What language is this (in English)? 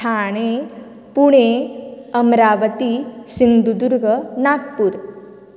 Konkani